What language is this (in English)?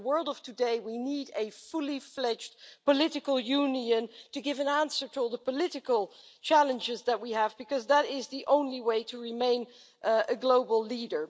English